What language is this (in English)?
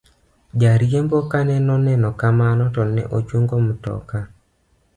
Luo (Kenya and Tanzania)